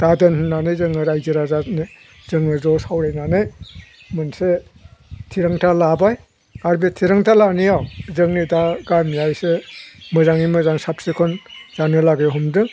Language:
Bodo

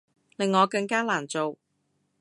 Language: Cantonese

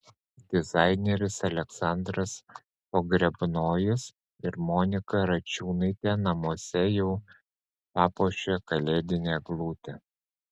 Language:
Lithuanian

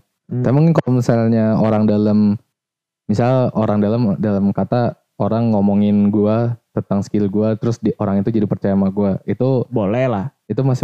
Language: Indonesian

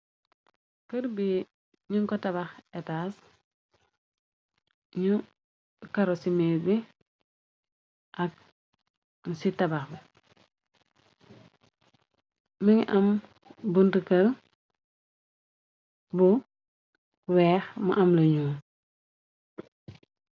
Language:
Wolof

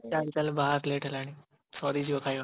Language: Odia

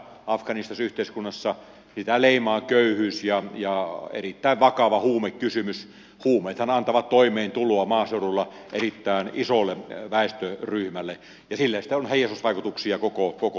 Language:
Finnish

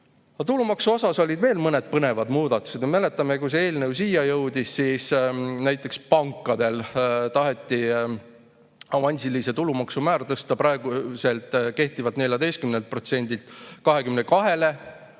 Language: Estonian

